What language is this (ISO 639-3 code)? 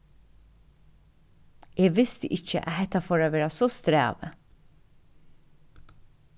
fao